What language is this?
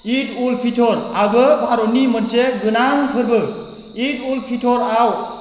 Bodo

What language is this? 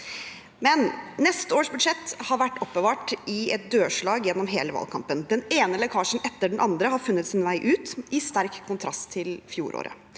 Norwegian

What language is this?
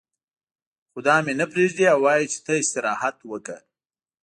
Pashto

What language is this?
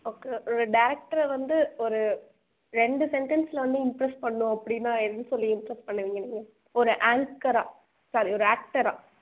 Tamil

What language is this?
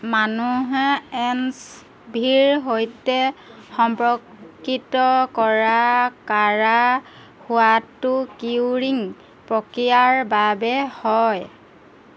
Assamese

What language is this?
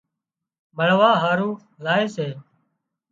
Wadiyara Koli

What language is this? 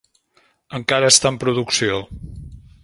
Catalan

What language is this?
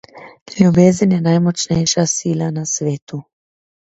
Slovenian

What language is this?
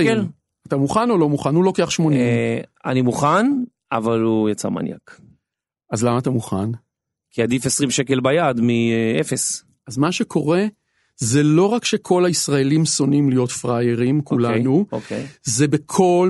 Hebrew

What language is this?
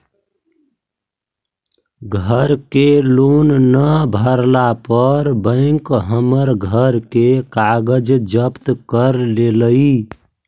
Magahi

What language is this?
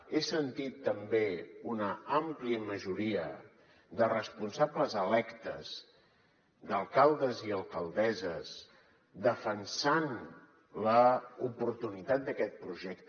Catalan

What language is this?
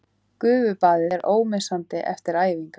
Icelandic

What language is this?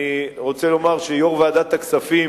Hebrew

